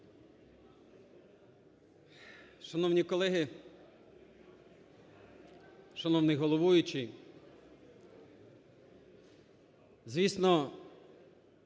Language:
Ukrainian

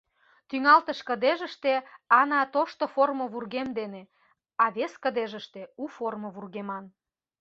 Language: Mari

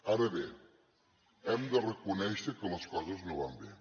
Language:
Catalan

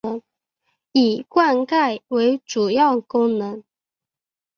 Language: Chinese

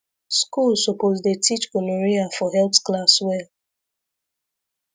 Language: Nigerian Pidgin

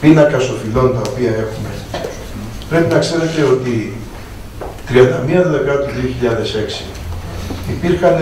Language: Greek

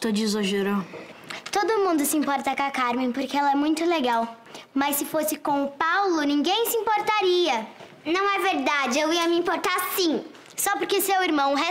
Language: Portuguese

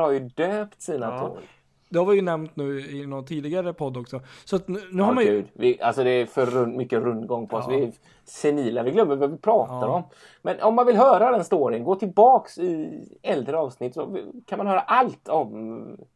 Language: Swedish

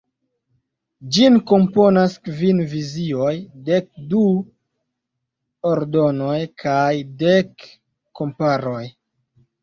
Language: Esperanto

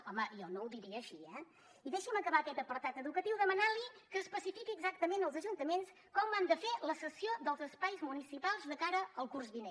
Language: Catalan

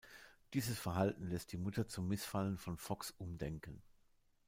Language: German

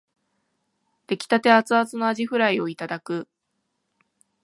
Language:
Japanese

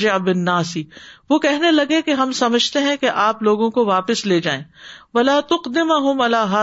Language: Urdu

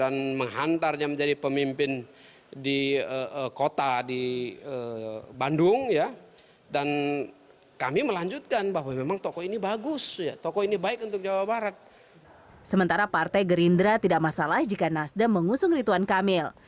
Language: Indonesian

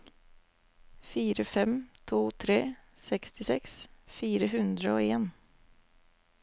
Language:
Norwegian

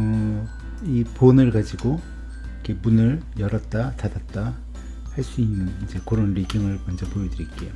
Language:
Korean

